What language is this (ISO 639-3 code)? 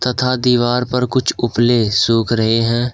hin